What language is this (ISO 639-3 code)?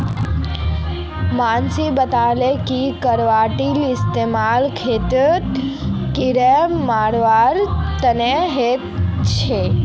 mag